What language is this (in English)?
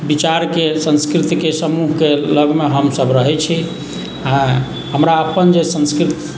Maithili